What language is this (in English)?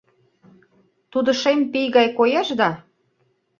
Mari